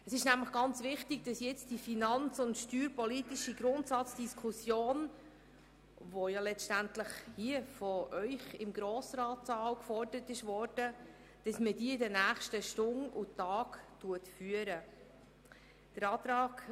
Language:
Swiss German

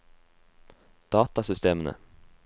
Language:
Norwegian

